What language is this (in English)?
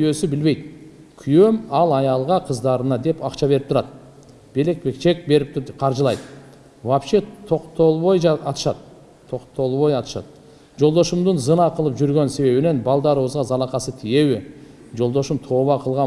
Turkish